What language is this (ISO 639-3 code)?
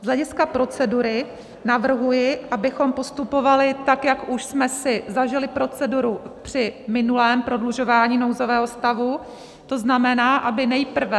ces